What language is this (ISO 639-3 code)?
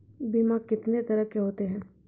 mai